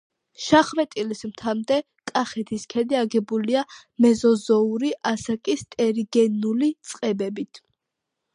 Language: Georgian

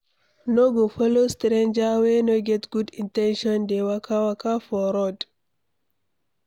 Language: Nigerian Pidgin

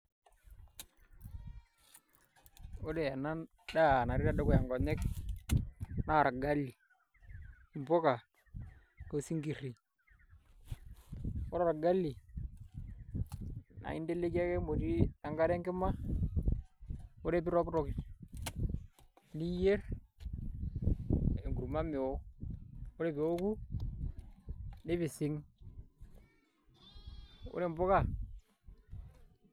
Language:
Masai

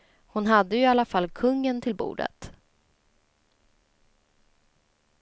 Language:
Swedish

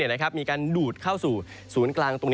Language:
Thai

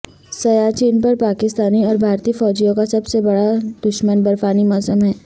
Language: Urdu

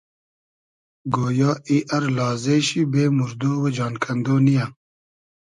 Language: Hazaragi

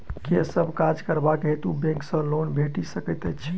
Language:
Maithili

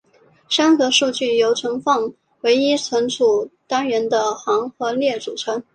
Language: Chinese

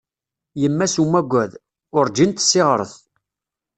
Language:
Kabyle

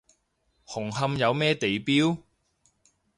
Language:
Cantonese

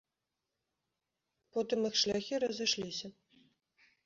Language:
Belarusian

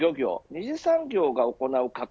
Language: Japanese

